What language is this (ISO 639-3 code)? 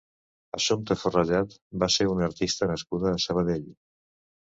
cat